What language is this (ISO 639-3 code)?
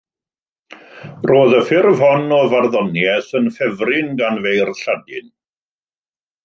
cym